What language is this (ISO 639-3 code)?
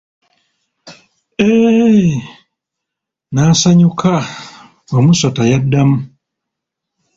lug